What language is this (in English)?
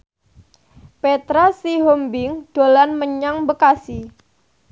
Javanese